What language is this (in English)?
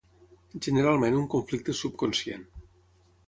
Catalan